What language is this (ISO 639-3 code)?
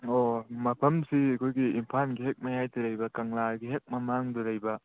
mni